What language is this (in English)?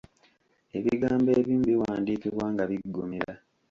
Ganda